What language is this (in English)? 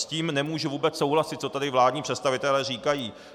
Czech